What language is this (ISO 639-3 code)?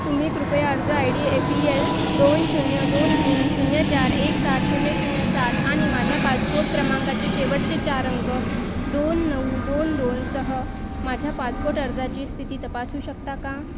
mar